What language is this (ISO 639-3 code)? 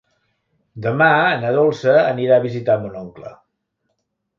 cat